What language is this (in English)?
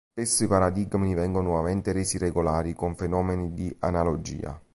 Italian